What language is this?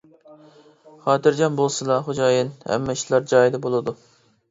Uyghur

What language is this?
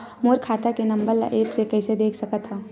Chhattisgarhi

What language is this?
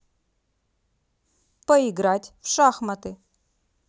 Russian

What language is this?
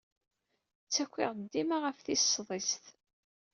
Kabyle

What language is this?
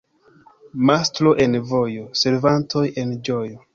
Esperanto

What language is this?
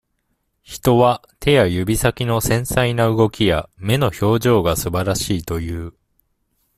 Japanese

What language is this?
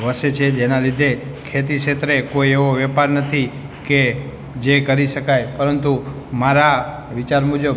Gujarati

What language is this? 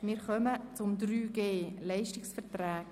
Swiss German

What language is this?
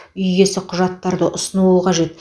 Kazakh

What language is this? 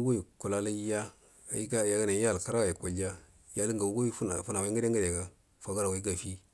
Buduma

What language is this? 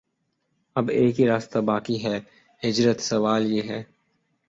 Urdu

